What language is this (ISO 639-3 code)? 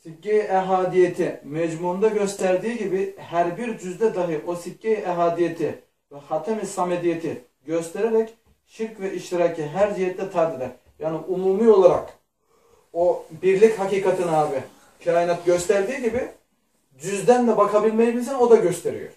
tur